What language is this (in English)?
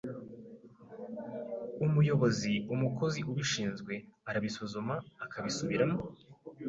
Kinyarwanda